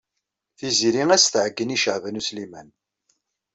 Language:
Kabyle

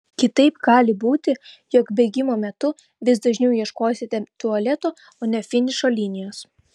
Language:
Lithuanian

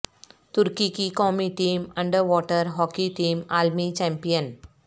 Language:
Urdu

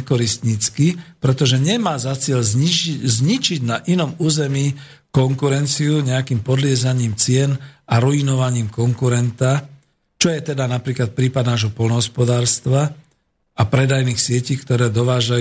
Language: Slovak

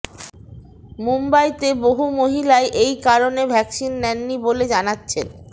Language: Bangla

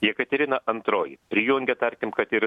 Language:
Lithuanian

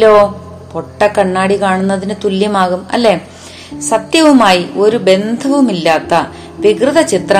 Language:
Malayalam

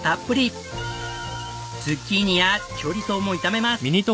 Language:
Japanese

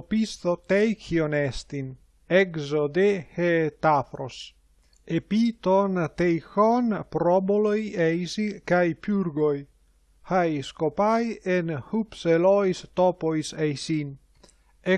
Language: Greek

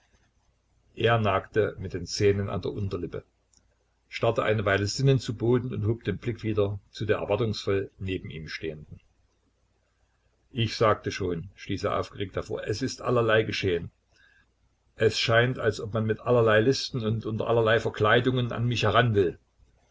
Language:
German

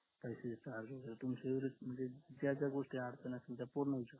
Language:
Marathi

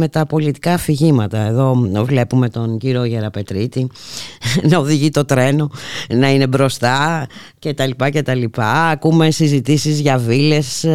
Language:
Greek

